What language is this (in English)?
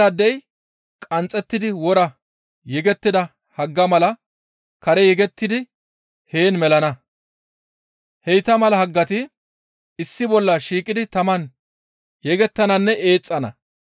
Gamo